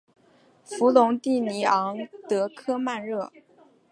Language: Chinese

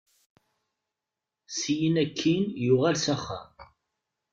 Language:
Kabyle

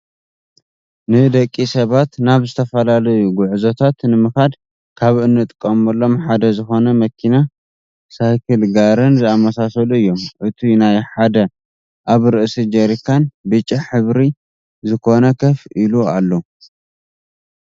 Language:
Tigrinya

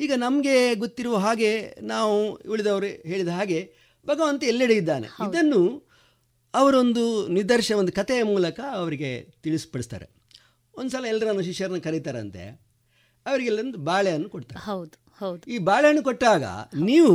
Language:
Kannada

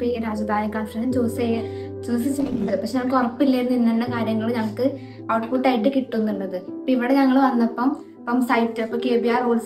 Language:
Malayalam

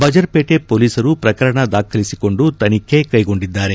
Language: Kannada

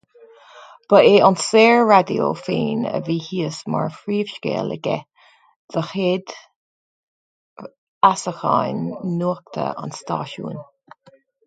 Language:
Irish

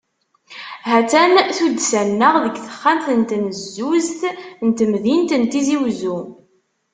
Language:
Kabyle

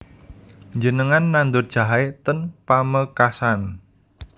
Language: Javanese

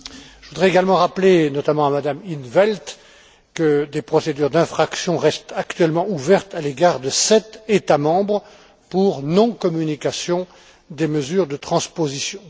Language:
French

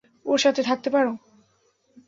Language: Bangla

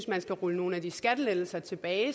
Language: Danish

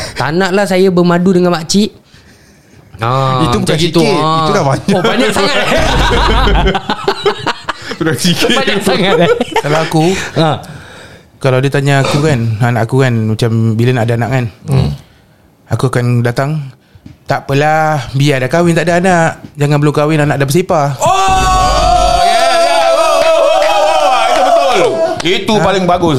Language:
Malay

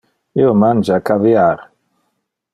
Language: Interlingua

